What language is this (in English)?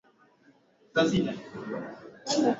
Swahili